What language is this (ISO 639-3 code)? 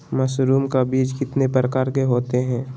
mag